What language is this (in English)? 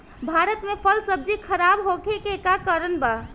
Bhojpuri